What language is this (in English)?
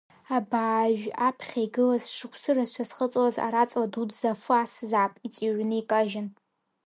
Abkhazian